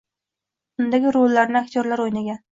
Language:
Uzbek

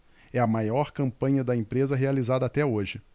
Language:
Portuguese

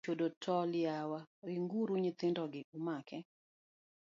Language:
Luo (Kenya and Tanzania)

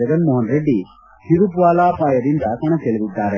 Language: Kannada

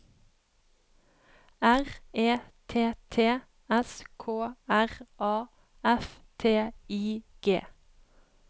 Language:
Norwegian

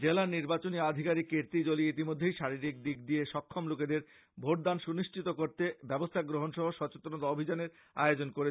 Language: Bangla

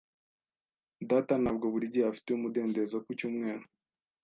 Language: Kinyarwanda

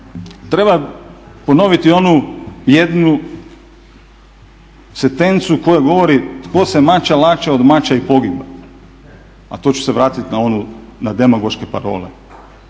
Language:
Croatian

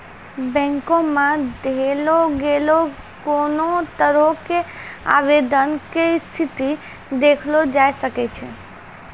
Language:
Maithili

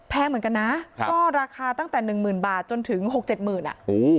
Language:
Thai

